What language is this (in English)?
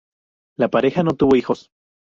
Spanish